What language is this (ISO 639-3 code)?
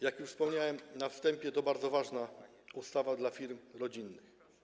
pol